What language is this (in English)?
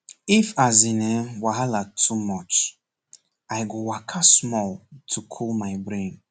Nigerian Pidgin